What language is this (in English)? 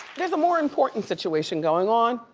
English